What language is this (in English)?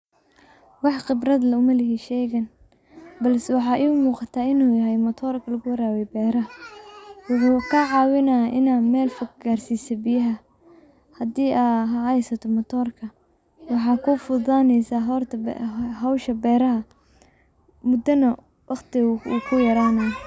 Somali